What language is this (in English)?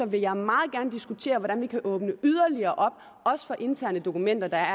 Danish